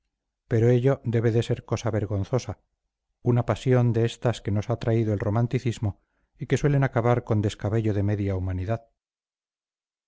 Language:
Spanish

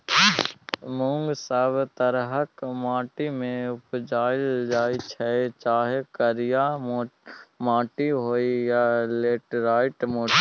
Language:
Maithili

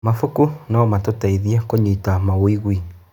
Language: Kikuyu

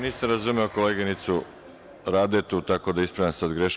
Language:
Serbian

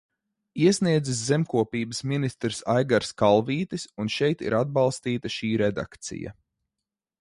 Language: Latvian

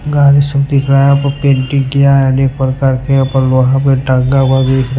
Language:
Hindi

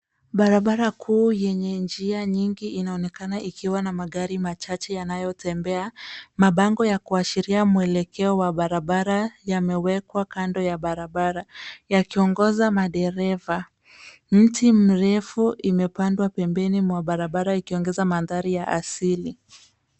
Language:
Swahili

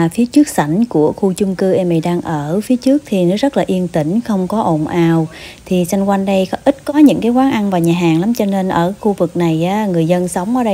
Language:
Vietnamese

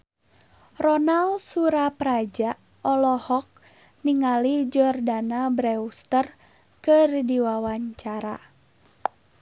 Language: Sundanese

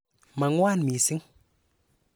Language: Kalenjin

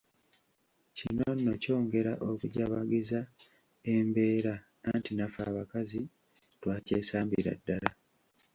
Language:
Ganda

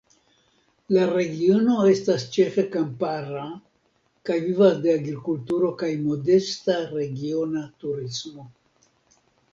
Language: Esperanto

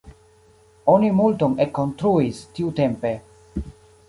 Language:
Esperanto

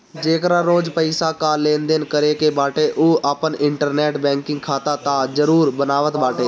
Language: Bhojpuri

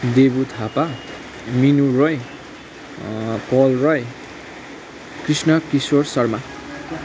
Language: Nepali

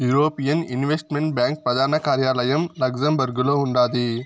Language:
Telugu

